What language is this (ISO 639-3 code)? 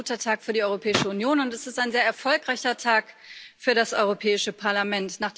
deu